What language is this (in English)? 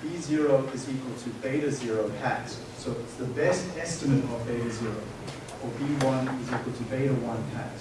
English